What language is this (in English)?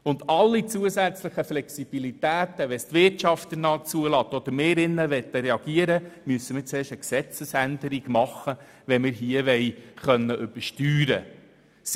Swiss German